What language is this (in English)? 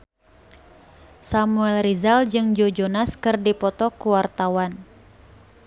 Sundanese